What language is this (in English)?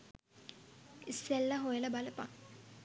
Sinhala